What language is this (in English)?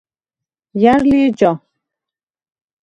Svan